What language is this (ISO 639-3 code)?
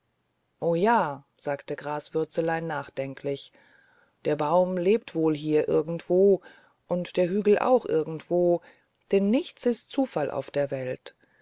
deu